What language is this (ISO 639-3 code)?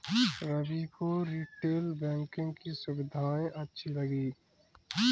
hin